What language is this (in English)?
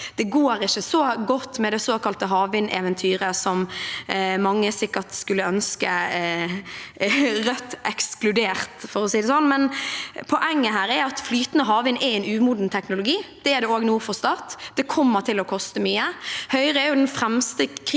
Norwegian